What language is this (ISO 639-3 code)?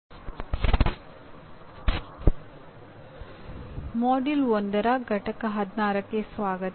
kan